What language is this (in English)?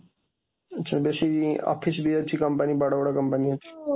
Odia